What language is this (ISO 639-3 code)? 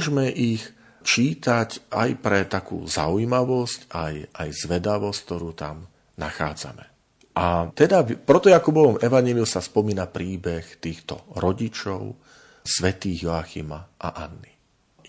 slk